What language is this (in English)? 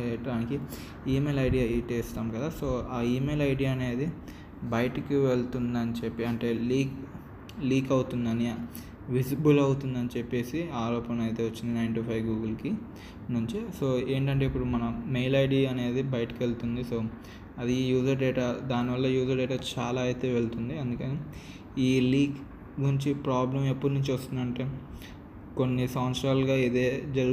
Telugu